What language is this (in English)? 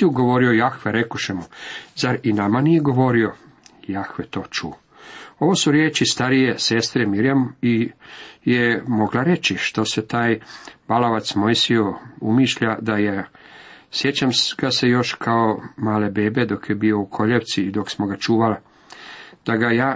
Croatian